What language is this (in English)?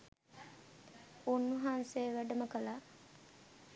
Sinhala